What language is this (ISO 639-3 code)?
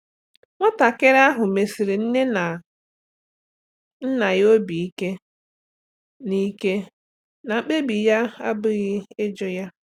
ibo